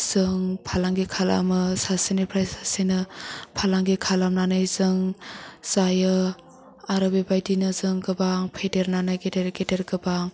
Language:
Bodo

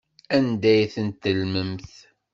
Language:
Kabyle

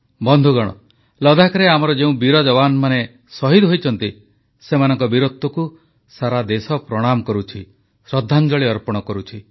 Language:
Odia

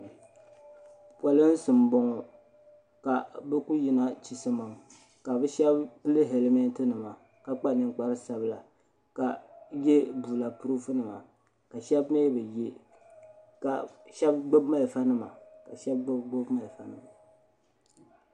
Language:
Dagbani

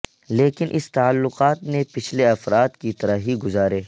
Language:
Urdu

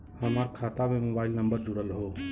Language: Bhojpuri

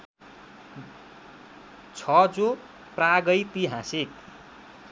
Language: Nepali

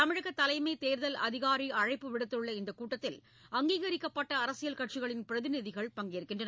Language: Tamil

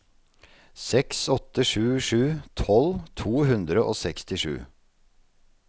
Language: Norwegian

